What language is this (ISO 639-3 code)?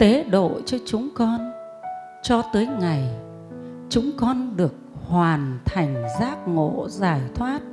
vie